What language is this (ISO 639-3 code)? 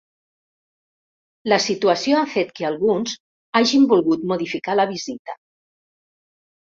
cat